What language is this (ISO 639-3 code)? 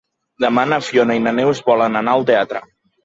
cat